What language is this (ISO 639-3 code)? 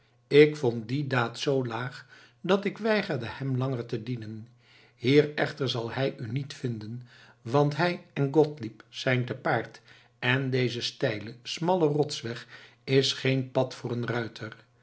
nld